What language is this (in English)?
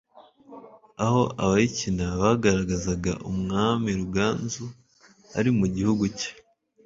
Kinyarwanda